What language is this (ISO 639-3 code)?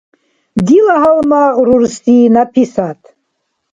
dar